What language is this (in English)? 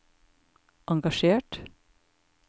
Norwegian